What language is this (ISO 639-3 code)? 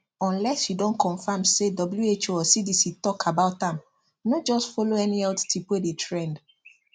pcm